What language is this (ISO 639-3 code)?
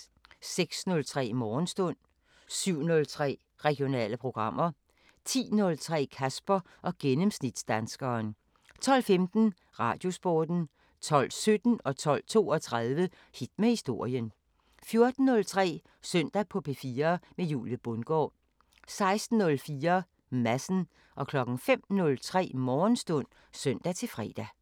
dan